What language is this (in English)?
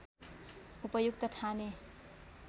Nepali